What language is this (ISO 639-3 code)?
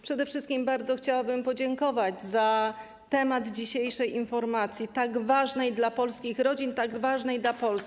pol